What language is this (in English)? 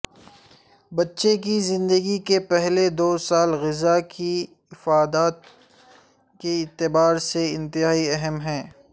Urdu